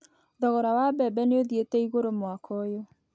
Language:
Kikuyu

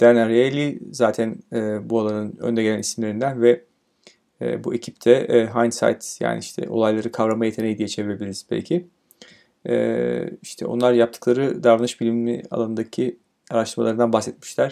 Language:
Turkish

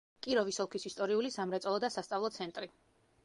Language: Georgian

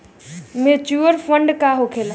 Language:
Bhojpuri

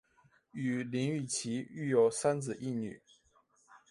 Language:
Chinese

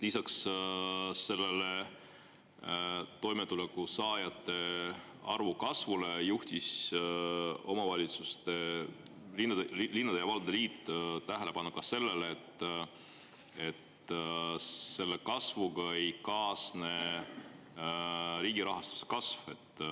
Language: Estonian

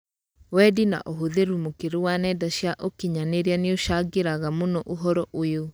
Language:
Kikuyu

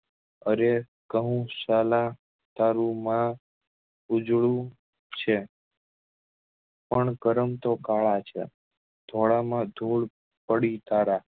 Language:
Gujarati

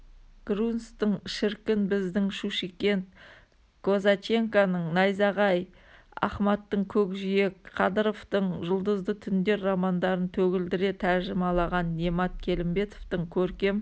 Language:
Kazakh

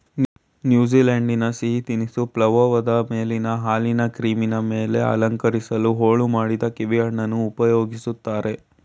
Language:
Kannada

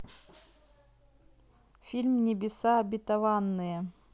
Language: Russian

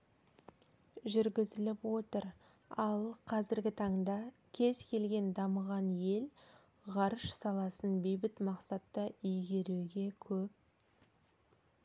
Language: Kazakh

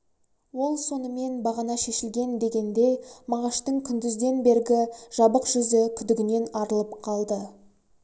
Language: Kazakh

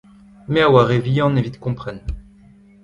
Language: Breton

